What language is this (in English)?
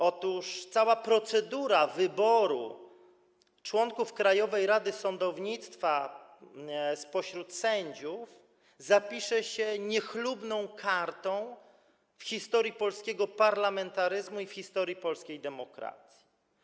Polish